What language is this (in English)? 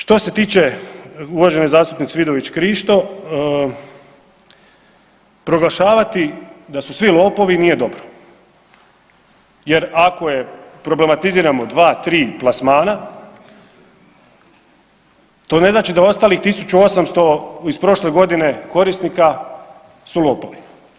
Croatian